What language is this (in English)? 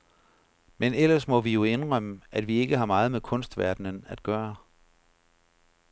Danish